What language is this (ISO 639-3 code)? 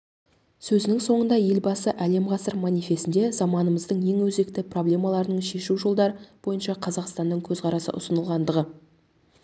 kaz